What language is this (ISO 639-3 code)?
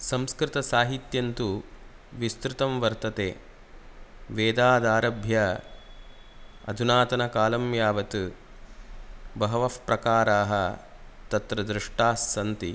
san